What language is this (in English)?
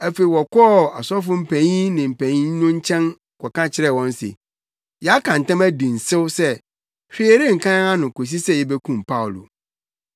Akan